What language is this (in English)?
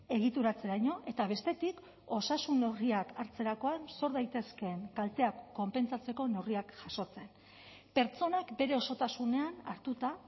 Basque